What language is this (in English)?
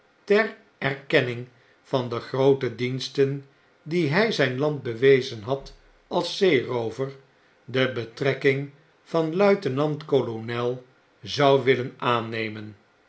Dutch